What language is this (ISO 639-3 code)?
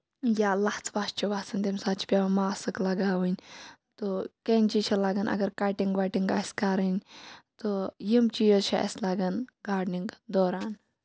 kas